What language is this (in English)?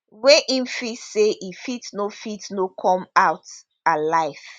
Nigerian Pidgin